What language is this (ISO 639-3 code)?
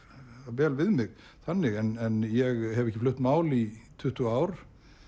isl